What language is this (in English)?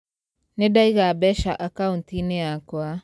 Kikuyu